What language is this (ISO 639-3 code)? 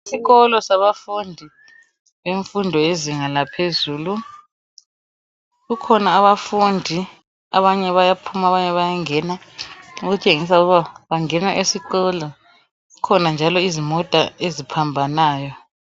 nde